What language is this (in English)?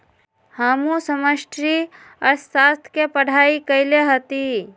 Magahi